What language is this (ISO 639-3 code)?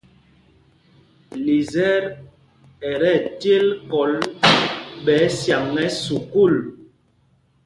mgg